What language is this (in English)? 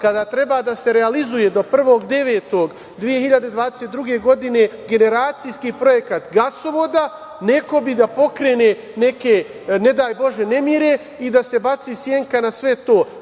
Serbian